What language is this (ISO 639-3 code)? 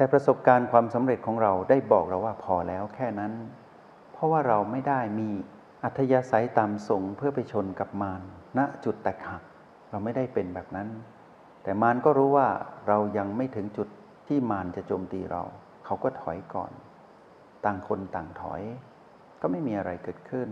tha